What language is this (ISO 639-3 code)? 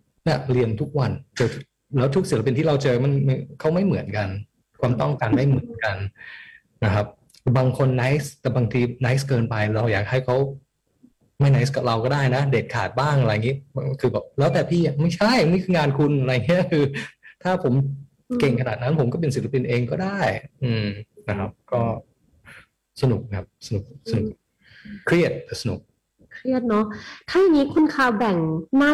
tha